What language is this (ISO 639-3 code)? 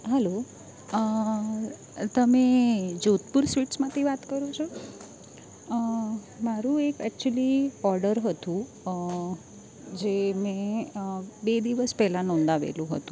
guj